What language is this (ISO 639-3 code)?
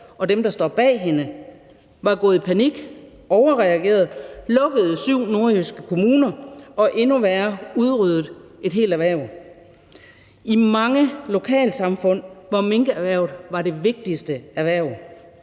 dan